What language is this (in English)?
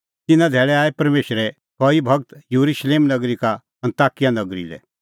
Kullu Pahari